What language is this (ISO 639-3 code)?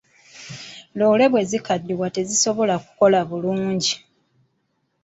lug